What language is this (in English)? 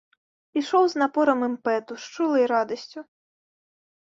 Belarusian